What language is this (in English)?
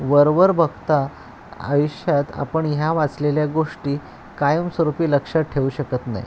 Marathi